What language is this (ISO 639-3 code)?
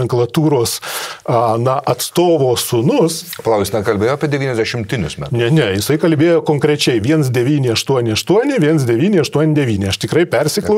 lit